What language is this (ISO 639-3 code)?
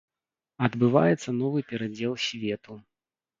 bel